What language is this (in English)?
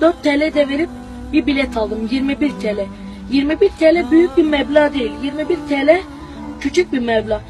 Turkish